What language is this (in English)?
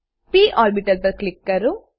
Gujarati